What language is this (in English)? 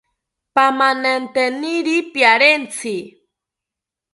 South Ucayali Ashéninka